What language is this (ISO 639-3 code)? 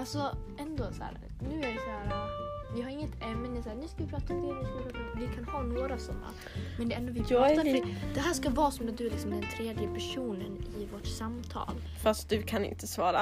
swe